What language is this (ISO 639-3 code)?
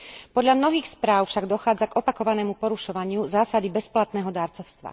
slk